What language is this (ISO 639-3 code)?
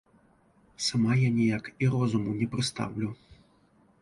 bel